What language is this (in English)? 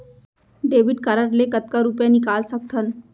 Chhattisgarhi